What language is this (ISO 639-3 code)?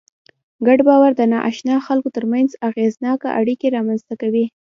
pus